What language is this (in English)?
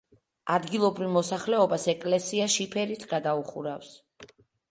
Georgian